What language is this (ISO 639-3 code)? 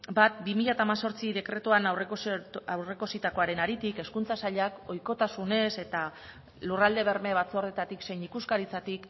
eus